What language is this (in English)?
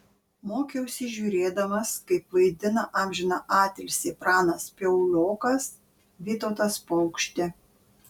Lithuanian